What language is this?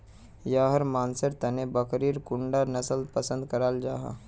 Magahi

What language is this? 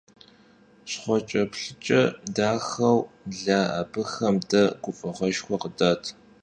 Kabardian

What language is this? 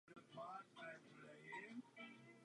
Czech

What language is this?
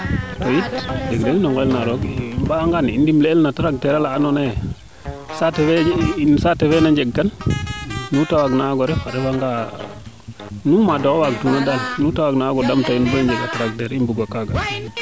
Serer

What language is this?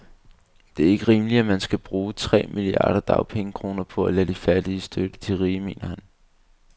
Danish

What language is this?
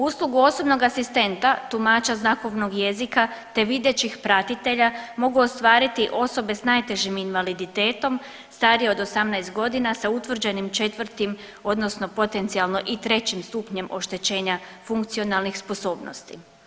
Croatian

